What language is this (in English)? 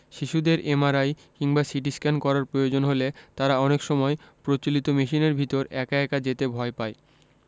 Bangla